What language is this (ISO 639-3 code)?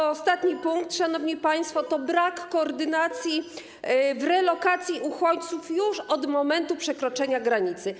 pol